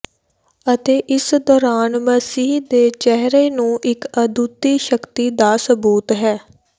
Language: Punjabi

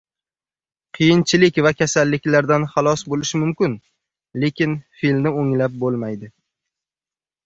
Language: Uzbek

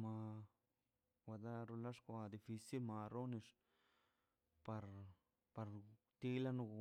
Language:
Mazaltepec Zapotec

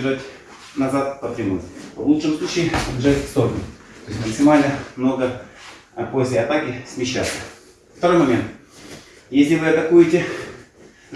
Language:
Russian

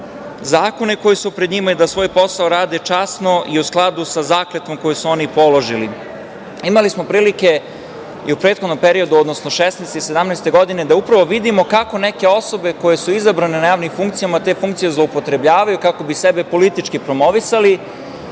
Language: Serbian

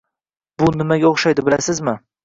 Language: Uzbek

